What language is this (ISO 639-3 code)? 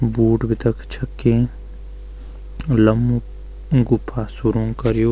gbm